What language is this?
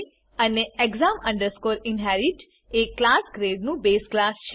Gujarati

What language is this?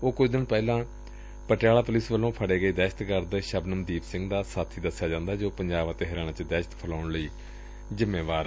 Punjabi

